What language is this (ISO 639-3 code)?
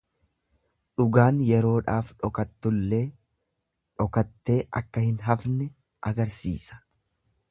orm